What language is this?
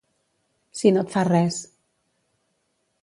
Catalan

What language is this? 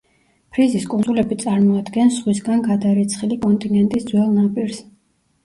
Georgian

